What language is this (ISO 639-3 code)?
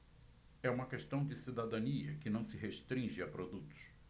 por